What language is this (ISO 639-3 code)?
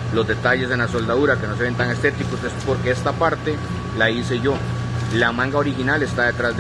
spa